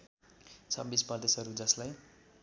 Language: Nepali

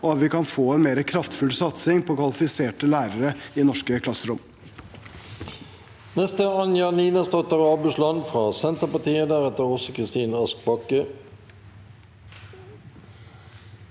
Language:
Norwegian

